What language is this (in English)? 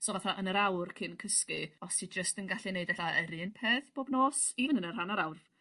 Welsh